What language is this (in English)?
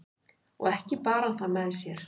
Icelandic